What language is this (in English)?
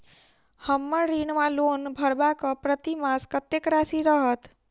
Maithili